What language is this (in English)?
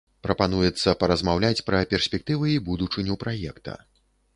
Belarusian